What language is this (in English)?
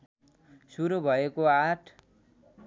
Nepali